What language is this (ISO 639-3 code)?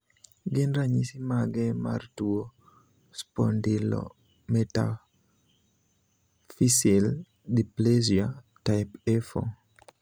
luo